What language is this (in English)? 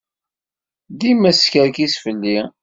Kabyle